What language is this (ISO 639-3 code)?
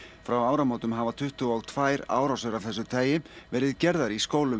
isl